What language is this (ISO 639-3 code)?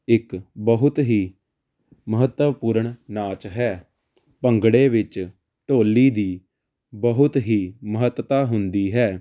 pan